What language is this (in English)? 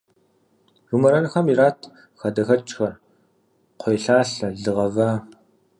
Kabardian